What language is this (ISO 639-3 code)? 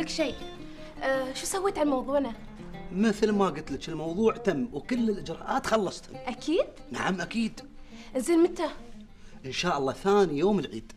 ara